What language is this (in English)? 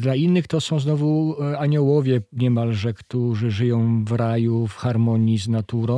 Polish